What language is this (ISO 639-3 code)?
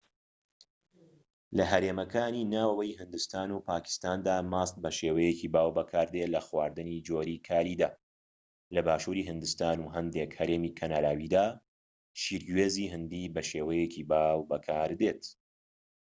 ckb